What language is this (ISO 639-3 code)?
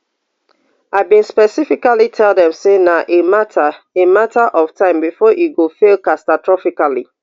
pcm